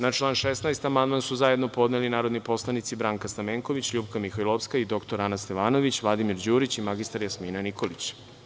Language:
Serbian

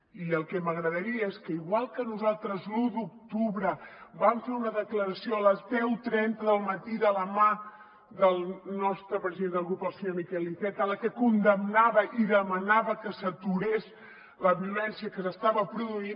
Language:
Catalan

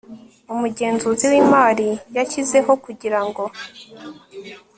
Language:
Kinyarwanda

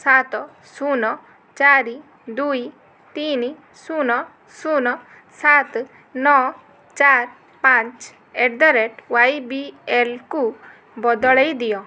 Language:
Odia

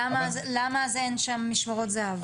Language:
Hebrew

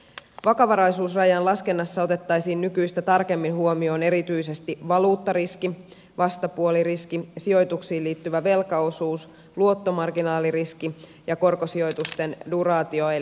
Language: Finnish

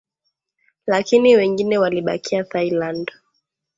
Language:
Swahili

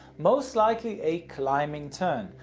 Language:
English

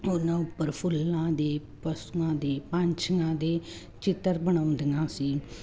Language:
Punjabi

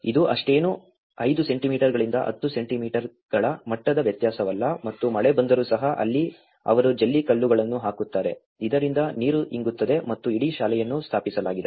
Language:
Kannada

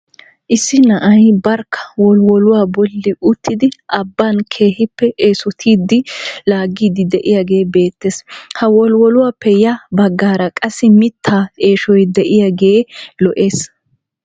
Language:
Wolaytta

